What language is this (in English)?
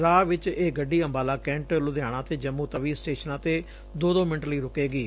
Punjabi